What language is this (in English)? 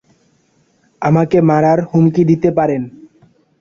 Bangla